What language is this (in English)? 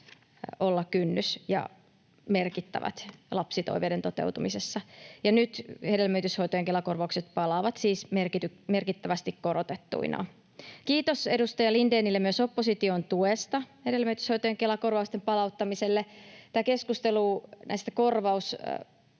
Finnish